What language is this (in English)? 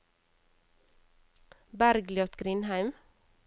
Norwegian